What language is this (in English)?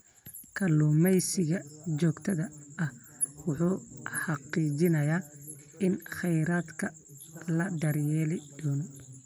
Somali